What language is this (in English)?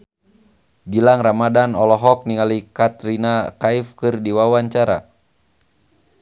Sundanese